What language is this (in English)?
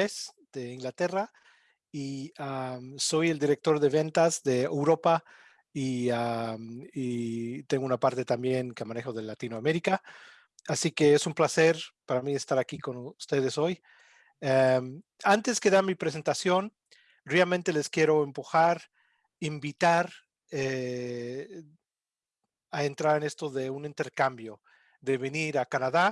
Spanish